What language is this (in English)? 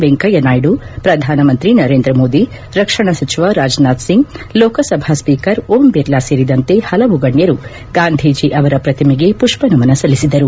Kannada